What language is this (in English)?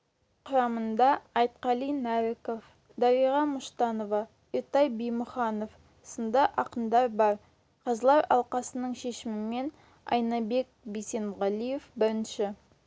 Kazakh